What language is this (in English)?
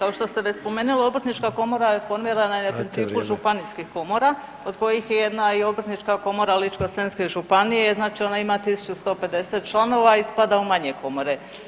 Croatian